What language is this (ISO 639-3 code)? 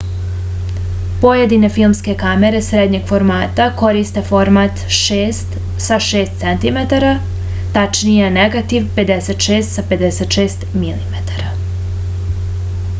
srp